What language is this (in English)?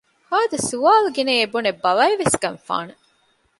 Divehi